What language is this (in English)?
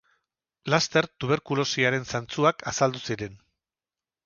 Basque